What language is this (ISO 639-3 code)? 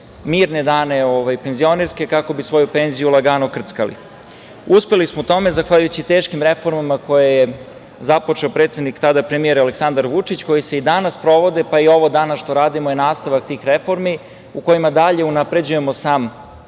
srp